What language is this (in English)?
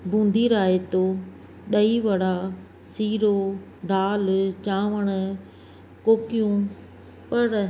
Sindhi